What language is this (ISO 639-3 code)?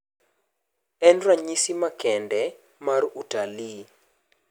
luo